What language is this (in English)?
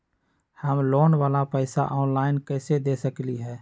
Magahi